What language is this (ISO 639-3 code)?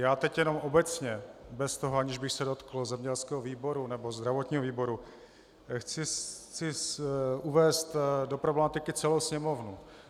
ces